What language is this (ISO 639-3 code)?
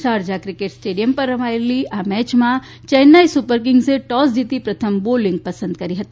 guj